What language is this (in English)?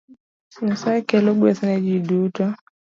Luo (Kenya and Tanzania)